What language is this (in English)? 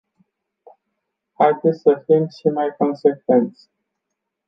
Romanian